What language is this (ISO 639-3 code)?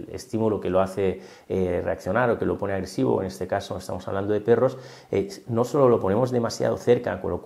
spa